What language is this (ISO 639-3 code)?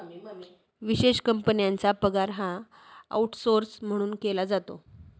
mar